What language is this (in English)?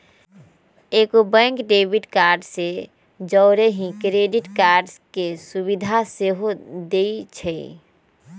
Magahi